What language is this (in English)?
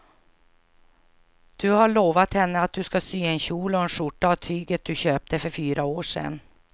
Swedish